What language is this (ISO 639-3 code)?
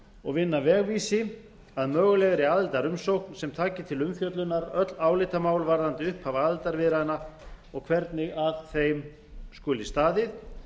isl